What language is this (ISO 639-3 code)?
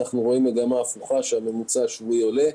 heb